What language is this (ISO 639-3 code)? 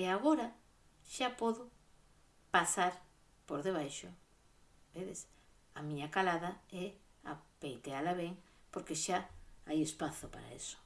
glg